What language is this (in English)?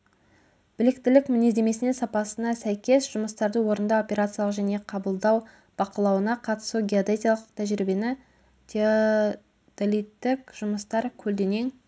Kazakh